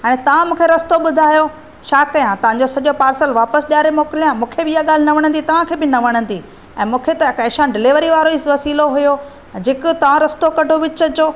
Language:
Sindhi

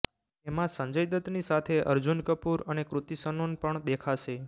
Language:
Gujarati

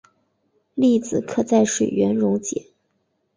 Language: Chinese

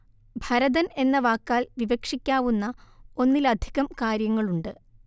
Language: Malayalam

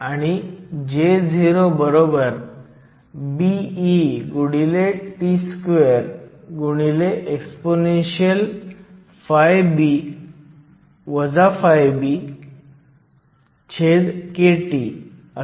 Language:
Marathi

